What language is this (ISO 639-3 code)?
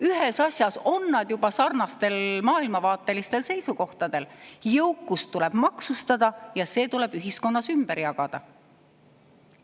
est